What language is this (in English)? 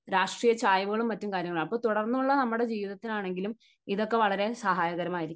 Malayalam